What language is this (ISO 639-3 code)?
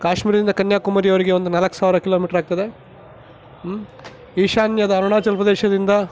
kan